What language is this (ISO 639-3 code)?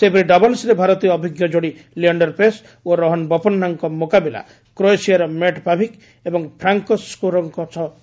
ori